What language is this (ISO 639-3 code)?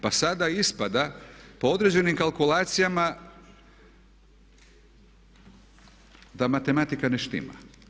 hrv